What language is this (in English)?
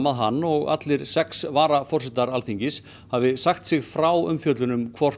Icelandic